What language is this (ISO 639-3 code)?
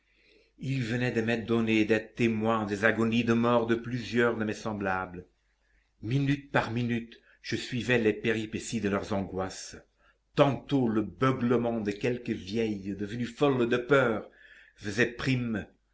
fra